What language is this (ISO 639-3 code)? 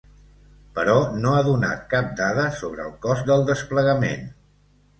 cat